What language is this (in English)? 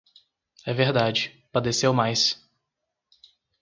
Portuguese